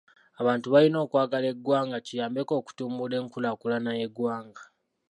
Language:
Ganda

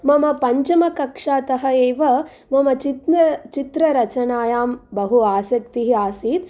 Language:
Sanskrit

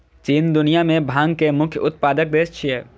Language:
Maithili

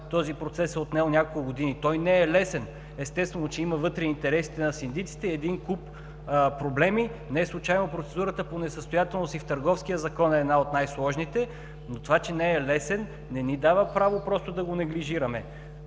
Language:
Bulgarian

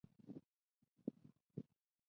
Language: Chinese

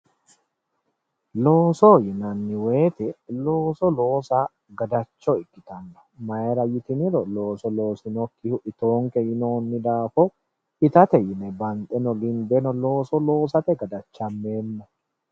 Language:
Sidamo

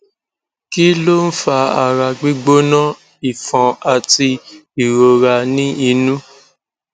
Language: Yoruba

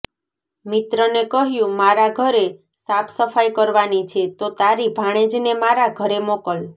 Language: Gujarati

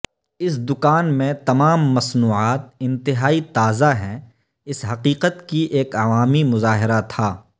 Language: Urdu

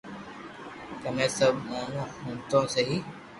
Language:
Loarki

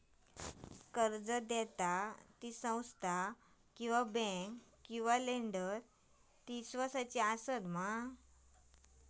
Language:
Marathi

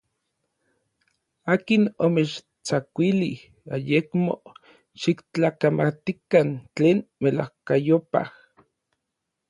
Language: Orizaba Nahuatl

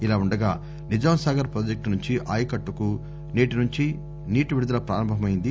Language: Telugu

